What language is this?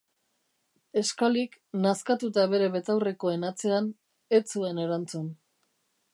Basque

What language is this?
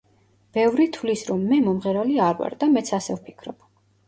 Georgian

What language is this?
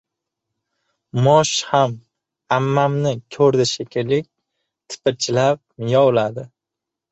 Uzbek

